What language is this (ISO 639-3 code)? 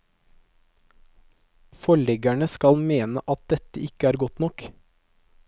nor